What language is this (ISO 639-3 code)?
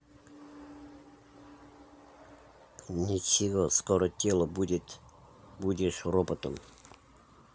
rus